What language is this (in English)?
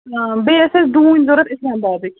Kashmiri